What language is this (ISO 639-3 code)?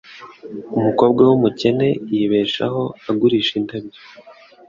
kin